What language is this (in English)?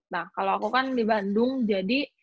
Indonesian